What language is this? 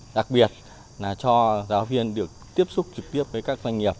Vietnamese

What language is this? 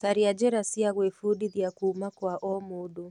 Kikuyu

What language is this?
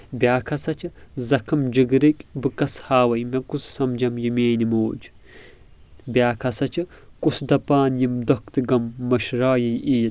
Kashmiri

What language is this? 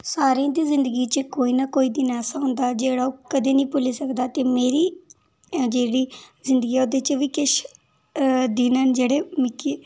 Dogri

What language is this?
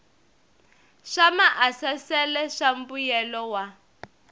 Tsonga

